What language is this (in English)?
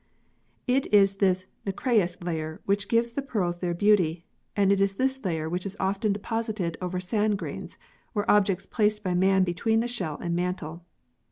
English